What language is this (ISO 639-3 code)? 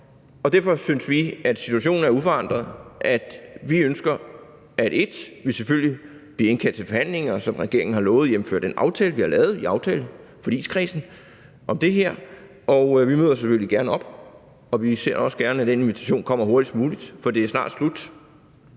dan